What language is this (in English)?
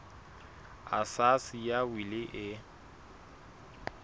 Southern Sotho